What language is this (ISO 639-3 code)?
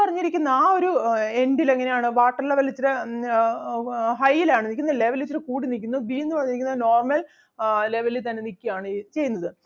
mal